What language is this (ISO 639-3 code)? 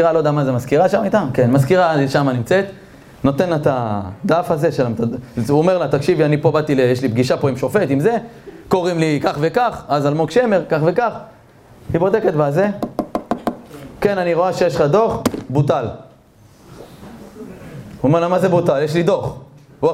heb